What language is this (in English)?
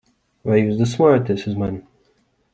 Latvian